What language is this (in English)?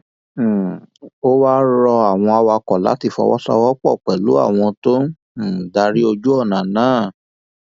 Yoruba